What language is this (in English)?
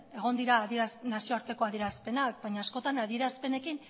Basque